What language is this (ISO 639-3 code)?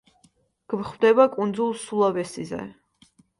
kat